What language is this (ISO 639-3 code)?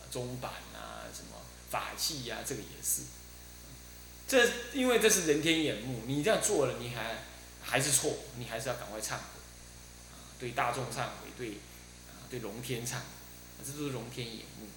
zho